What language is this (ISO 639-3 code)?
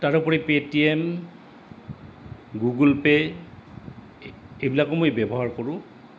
asm